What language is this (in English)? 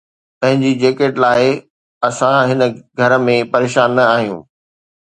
Sindhi